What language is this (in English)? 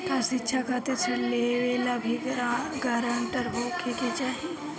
Bhojpuri